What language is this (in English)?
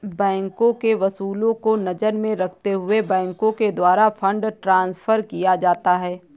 Hindi